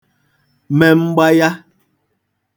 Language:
Igbo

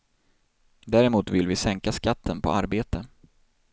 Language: Swedish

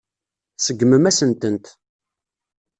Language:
Kabyle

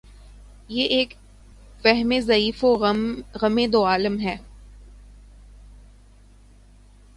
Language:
Urdu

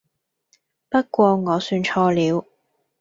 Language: Cantonese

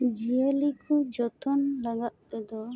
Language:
Santali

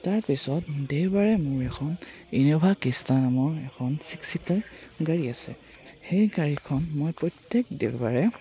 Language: Assamese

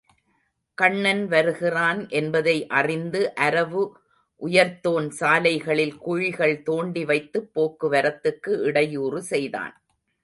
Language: Tamil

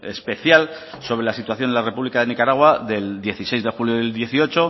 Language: Spanish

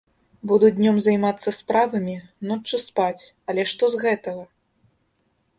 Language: Belarusian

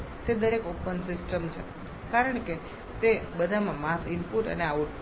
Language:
Gujarati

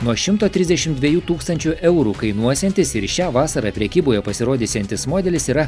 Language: Lithuanian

